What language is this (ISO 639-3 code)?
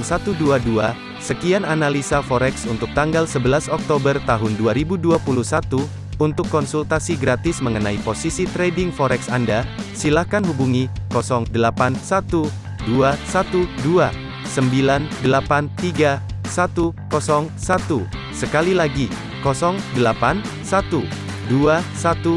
ind